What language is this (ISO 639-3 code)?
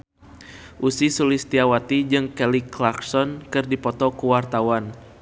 sun